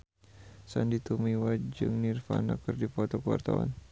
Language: Sundanese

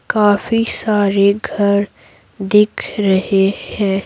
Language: Hindi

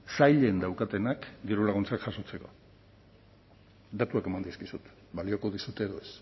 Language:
Basque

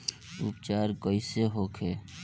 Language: Bhojpuri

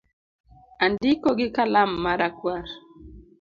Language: Luo (Kenya and Tanzania)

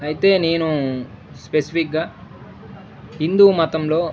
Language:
Telugu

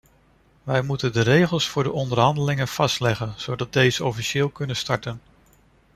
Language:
Dutch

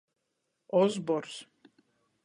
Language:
Latgalian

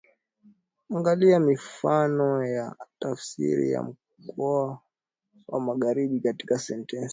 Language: Swahili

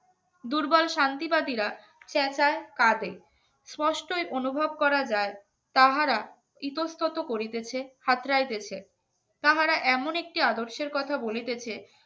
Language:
Bangla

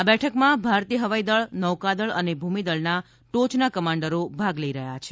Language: Gujarati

